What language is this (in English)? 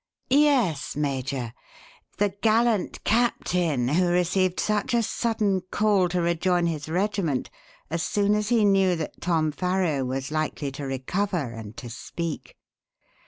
English